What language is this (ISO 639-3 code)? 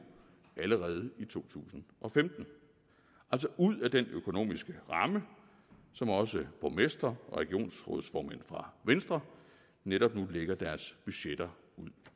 dan